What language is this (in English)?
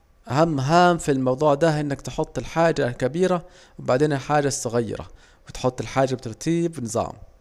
Saidi Arabic